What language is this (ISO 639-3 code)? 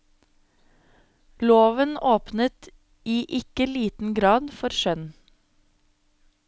nor